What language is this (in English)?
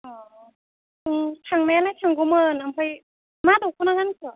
Bodo